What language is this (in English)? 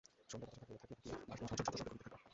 Bangla